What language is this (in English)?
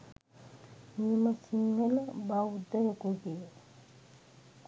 Sinhala